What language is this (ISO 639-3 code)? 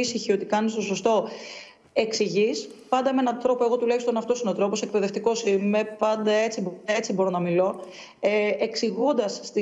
ell